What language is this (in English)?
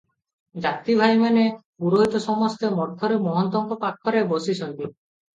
Odia